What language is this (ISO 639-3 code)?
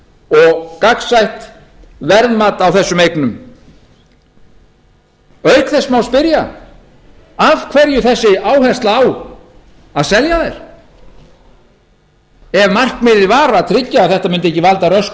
isl